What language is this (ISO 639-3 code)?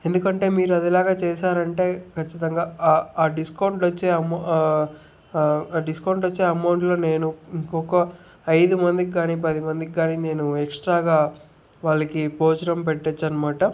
tel